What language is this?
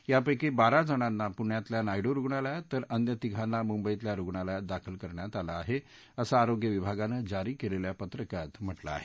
Marathi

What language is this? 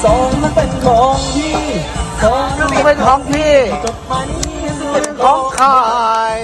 Thai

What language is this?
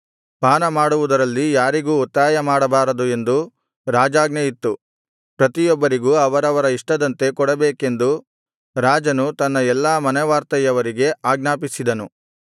Kannada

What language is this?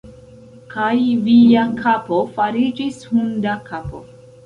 Esperanto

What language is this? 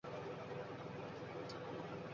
Bangla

